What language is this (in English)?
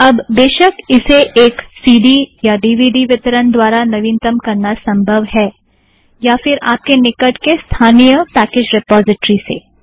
Hindi